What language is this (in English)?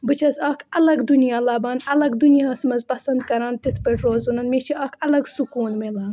Kashmiri